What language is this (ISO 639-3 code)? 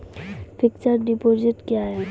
mai